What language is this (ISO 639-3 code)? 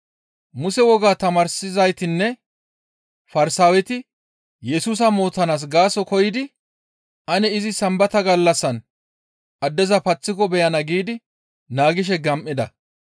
gmv